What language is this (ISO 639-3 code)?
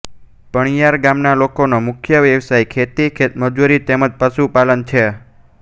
guj